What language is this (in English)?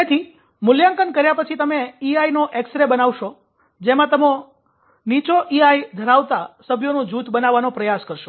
Gujarati